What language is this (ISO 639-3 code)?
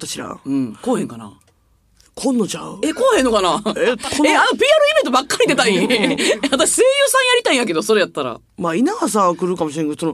jpn